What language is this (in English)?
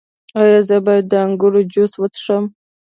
Pashto